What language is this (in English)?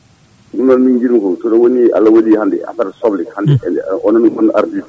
Fula